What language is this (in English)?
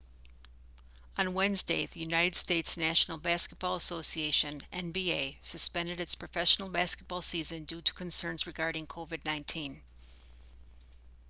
English